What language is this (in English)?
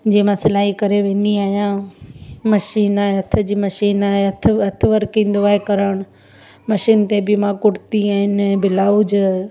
Sindhi